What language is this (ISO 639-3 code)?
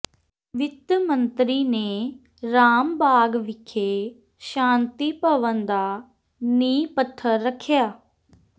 pan